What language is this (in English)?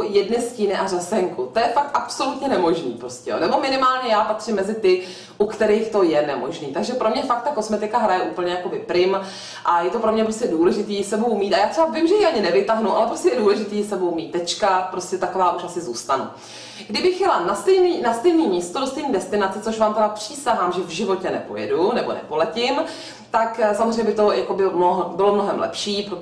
Czech